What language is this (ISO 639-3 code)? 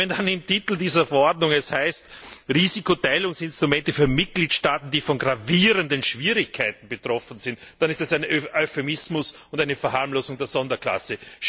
deu